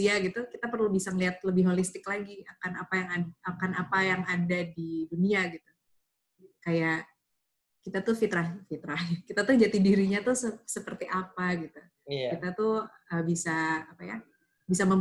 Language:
Indonesian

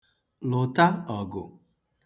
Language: Igbo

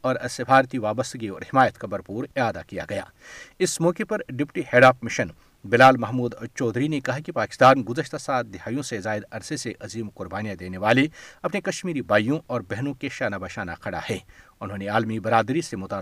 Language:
Urdu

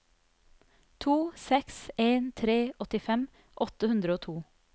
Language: Norwegian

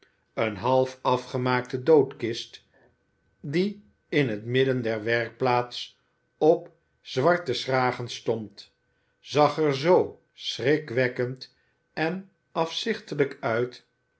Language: Dutch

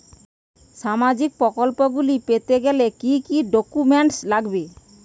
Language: Bangla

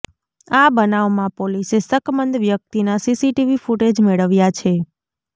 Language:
Gujarati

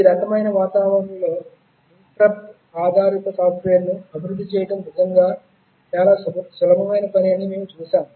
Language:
Telugu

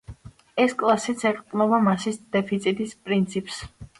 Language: Georgian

